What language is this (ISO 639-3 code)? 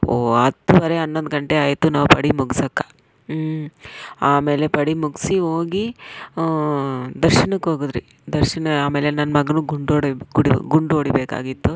kan